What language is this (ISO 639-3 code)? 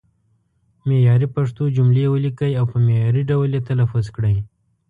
pus